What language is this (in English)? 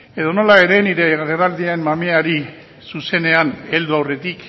Basque